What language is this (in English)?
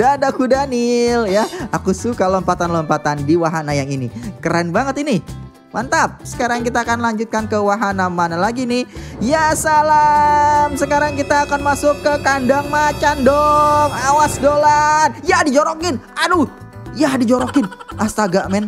Indonesian